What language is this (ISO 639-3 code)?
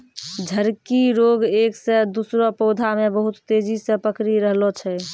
mai